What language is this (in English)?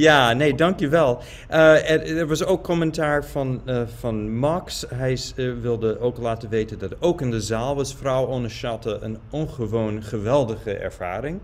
Dutch